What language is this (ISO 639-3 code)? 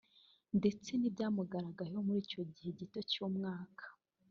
kin